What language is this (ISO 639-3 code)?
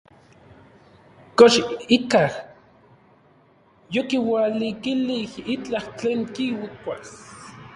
nlv